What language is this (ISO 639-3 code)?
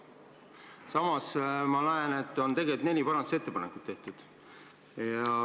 est